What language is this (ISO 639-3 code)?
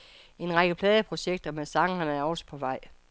dan